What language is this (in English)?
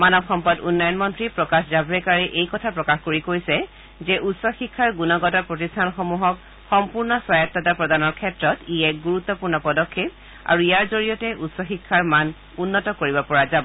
Assamese